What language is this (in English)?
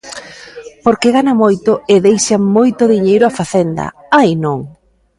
Galician